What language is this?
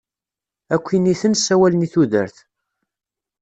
Kabyle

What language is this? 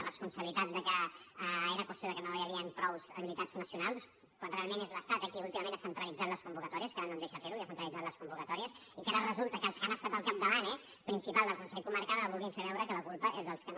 Catalan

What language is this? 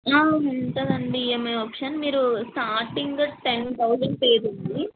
Telugu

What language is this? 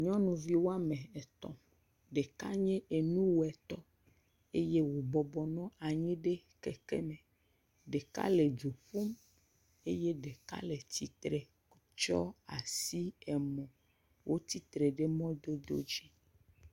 Ewe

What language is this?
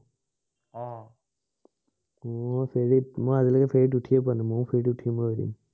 Assamese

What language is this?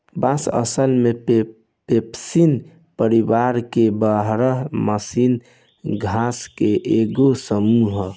Bhojpuri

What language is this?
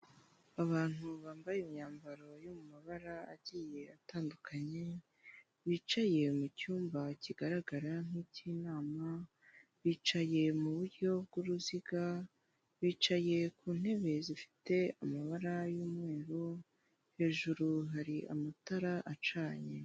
Kinyarwanda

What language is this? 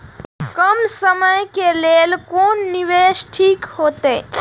Maithili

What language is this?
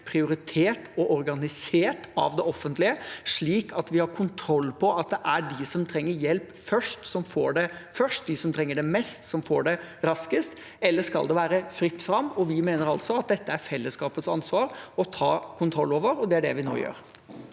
Norwegian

